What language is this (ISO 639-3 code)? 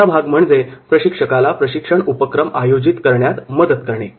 mar